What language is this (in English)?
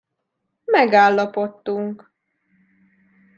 Hungarian